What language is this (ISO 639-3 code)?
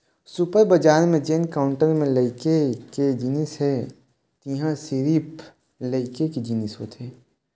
hne